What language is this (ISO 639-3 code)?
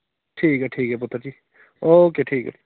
doi